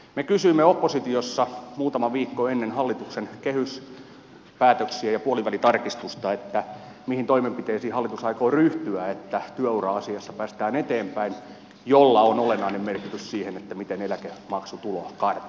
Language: Finnish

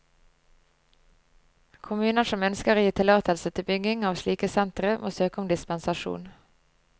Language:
Norwegian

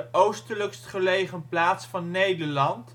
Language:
Dutch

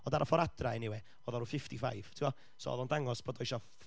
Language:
Welsh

